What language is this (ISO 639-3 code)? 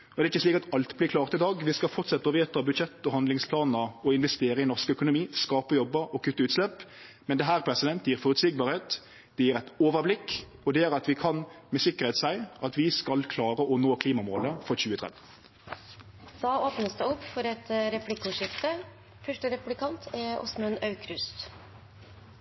nor